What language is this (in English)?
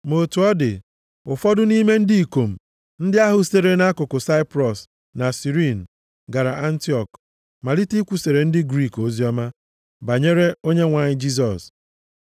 Igbo